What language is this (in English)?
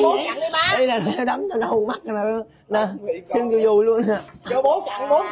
Vietnamese